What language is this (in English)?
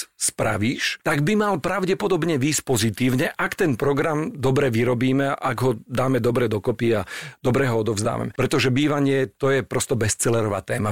Slovak